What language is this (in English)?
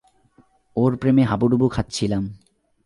Bangla